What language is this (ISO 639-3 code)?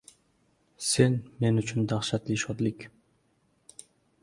uzb